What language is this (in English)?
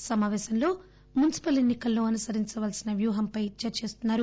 Telugu